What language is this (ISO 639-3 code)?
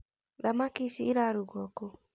kik